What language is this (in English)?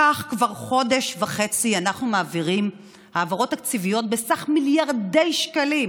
Hebrew